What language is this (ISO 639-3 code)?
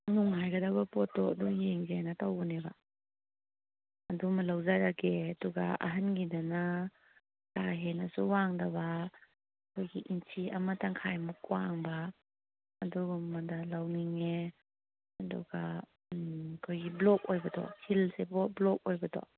mni